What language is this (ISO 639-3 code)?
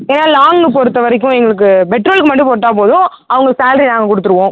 tam